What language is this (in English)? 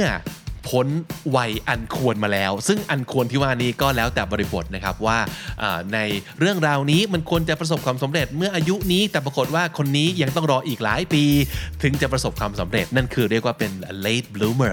Thai